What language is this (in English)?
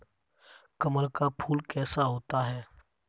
Hindi